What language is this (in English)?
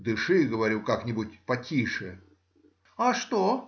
Russian